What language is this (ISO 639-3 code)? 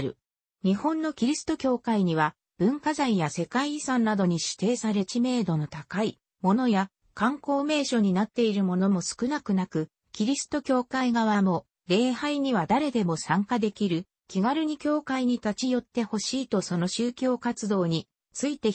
jpn